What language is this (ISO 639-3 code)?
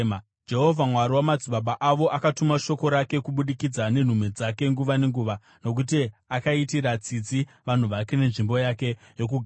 sna